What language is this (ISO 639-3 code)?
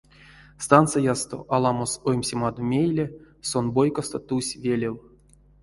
myv